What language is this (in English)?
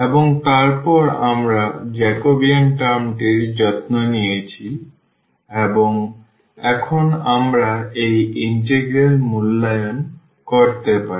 Bangla